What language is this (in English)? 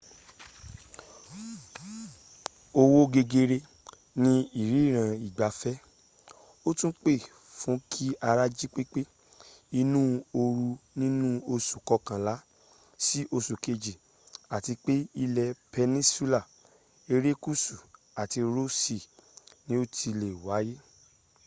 Yoruba